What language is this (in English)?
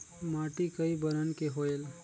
Chhattisgarhi